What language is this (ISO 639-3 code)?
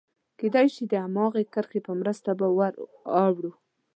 pus